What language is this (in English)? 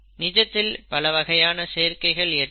Tamil